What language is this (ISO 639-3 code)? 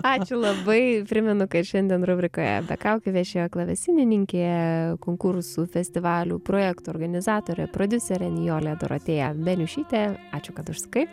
lit